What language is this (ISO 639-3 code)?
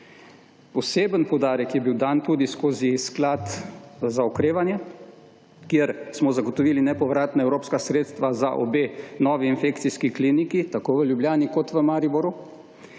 slv